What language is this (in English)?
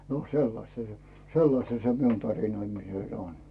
Finnish